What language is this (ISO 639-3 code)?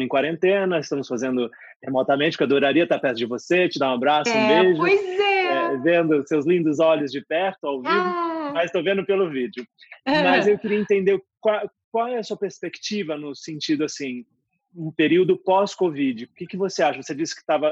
por